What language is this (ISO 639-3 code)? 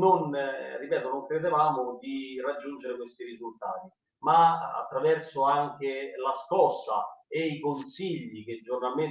ita